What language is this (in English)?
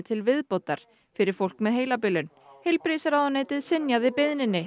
Icelandic